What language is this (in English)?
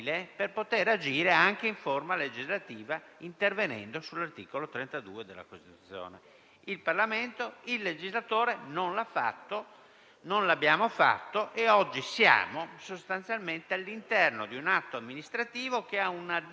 Italian